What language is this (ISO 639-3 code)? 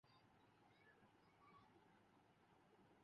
urd